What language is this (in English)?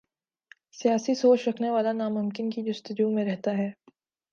Urdu